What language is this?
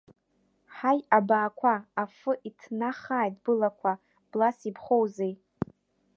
Abkhazian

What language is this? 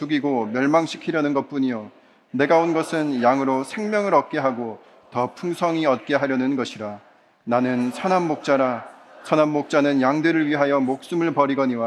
Korean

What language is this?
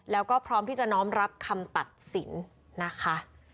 Thai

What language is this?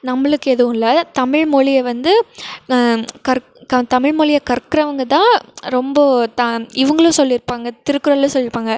Tamil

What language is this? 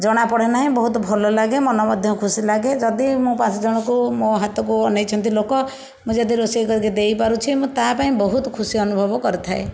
Odia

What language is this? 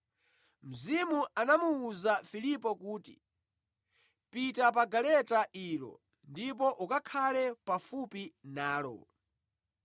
Nyanja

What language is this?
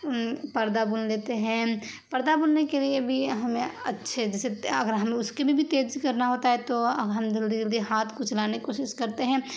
Urdu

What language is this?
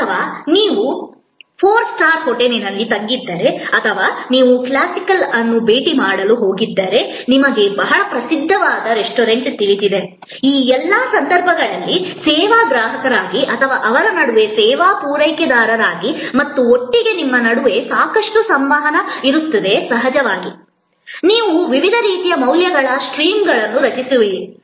Kannada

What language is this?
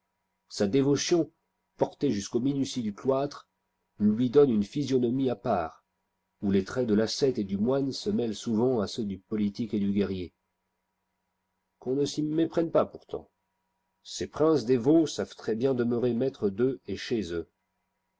French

